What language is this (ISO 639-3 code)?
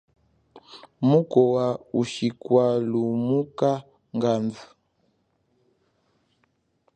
cjk